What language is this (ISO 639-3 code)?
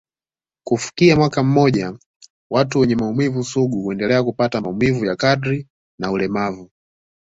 swa